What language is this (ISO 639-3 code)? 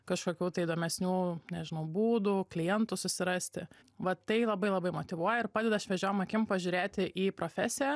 lit